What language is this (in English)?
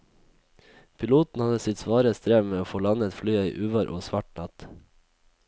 Norwegian